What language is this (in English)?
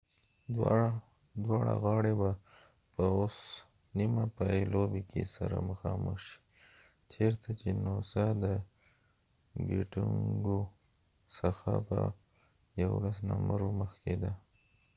Pashto